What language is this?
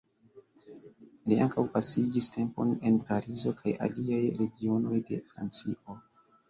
Esperanto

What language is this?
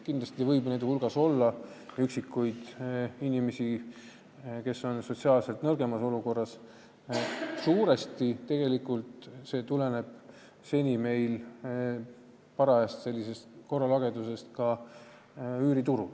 Estonian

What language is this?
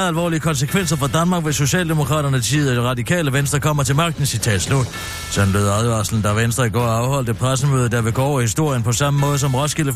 Danish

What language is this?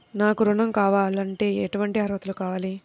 Telugu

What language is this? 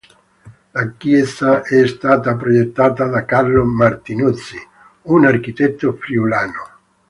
Italian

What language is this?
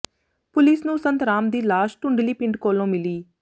Punjabi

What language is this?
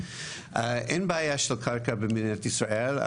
Hebrew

